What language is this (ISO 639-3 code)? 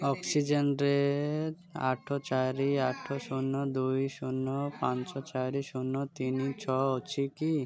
ori